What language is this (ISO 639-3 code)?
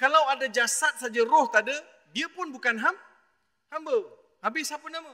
msa